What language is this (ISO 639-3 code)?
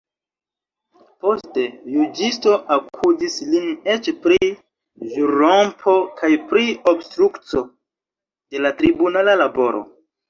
epo